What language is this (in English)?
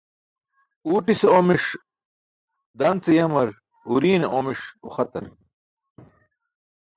Burushaski